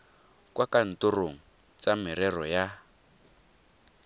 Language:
Tswana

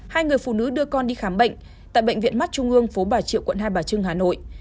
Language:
Vietnamese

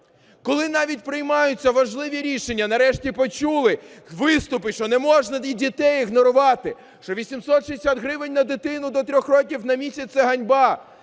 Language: Ukrainian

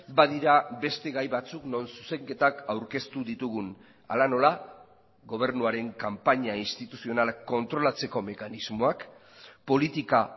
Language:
Basque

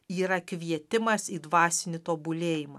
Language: Lithuanian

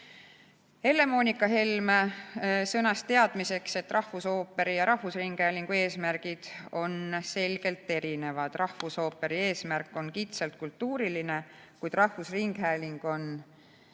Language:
Estonian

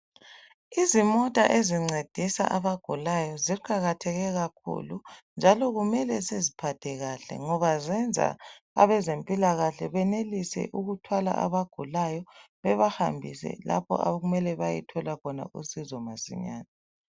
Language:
North Ndebele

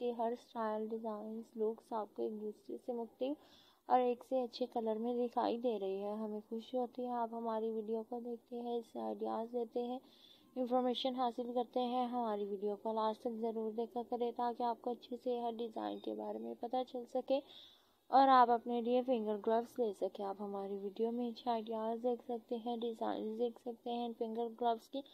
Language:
Turkish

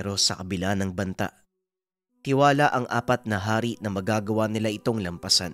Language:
Filipino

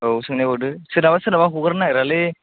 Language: Bodo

